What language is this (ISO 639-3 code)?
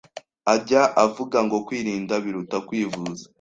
kin